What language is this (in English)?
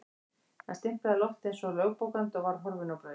Icelandic